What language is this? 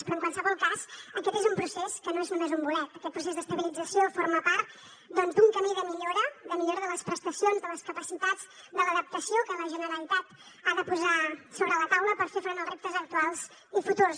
Catalan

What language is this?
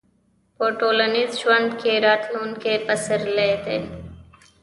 Pashto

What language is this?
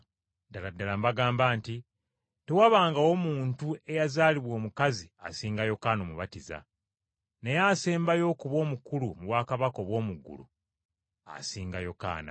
Ganda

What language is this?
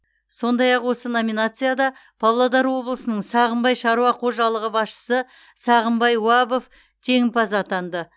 Kazakh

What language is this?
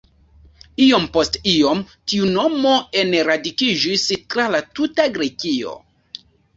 Esperanto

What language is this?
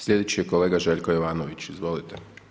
Croatian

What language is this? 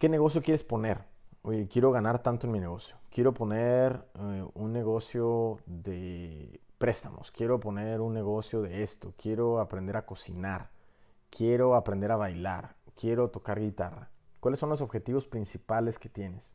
Spanish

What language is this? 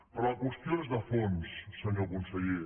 Catalan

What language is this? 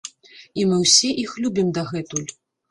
Belarusian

